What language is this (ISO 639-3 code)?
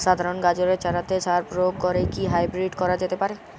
ben